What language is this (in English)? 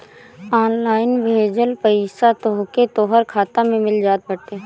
Bhojpuri